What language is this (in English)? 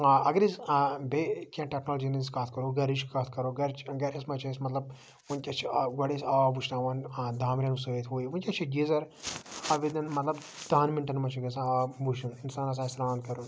Kashmiri